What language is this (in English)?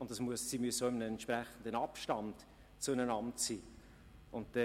Swiss German